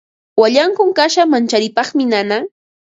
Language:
Ambo-Pasco Quechua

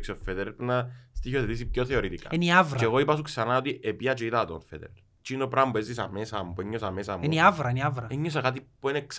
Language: Greek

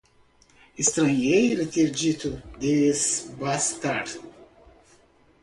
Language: Portuguese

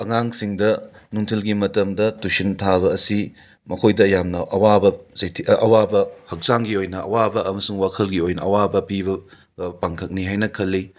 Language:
Manipuri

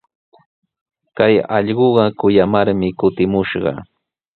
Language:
Sihuas Ancash Quechua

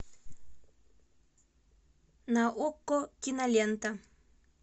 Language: Russian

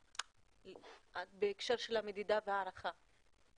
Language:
Hebrew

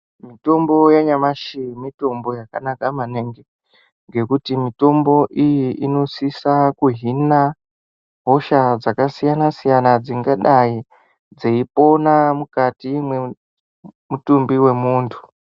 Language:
Ndau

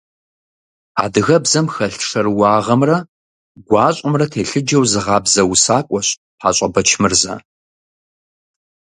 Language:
Kabardian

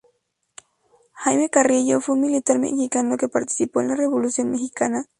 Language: Spanish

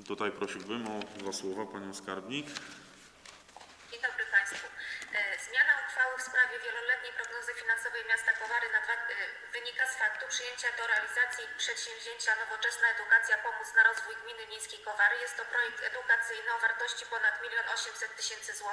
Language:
Polish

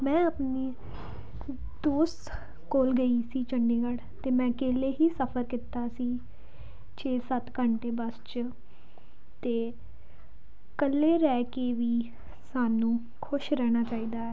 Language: Punjabi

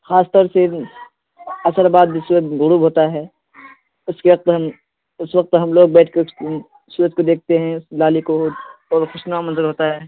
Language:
Urdu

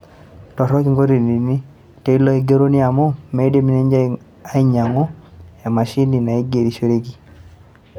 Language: Masai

